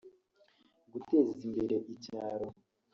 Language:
Kinyarwanda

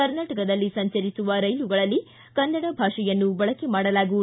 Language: Kannada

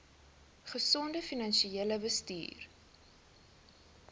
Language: Afrikaans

